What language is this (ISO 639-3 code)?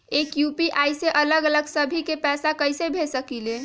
mag